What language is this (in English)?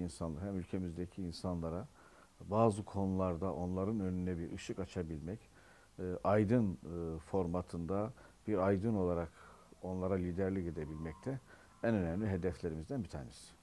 Turkish